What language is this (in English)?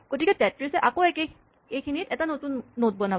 Assamese